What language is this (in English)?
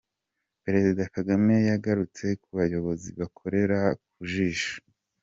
Kinyarwanda